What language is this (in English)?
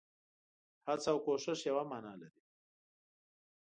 Pashto